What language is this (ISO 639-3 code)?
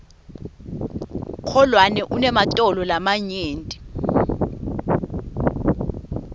ssw